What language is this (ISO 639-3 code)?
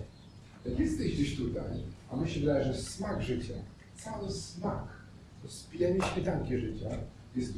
pol